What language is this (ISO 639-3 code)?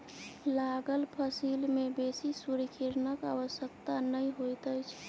mai